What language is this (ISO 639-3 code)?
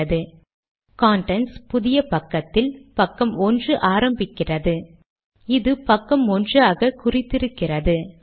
tam